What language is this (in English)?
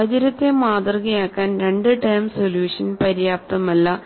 Malayalam